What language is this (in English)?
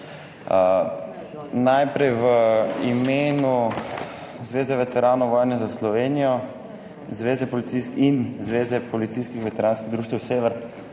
Slovenian